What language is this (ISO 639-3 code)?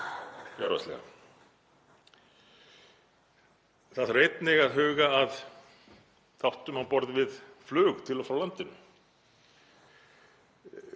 isl